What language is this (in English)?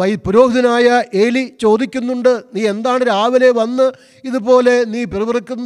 Malayalam